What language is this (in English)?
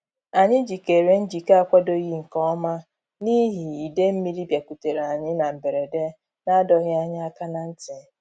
Igbo